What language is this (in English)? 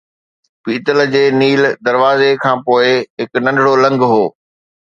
Sindhi